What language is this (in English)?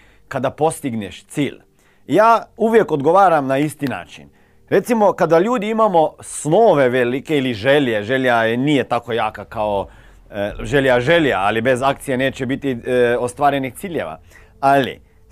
Croatian